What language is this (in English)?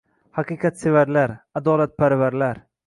Uzbek